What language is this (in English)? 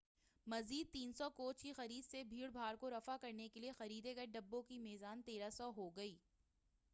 Urdu